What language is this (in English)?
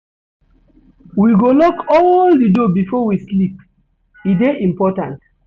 Nigerian Pidgin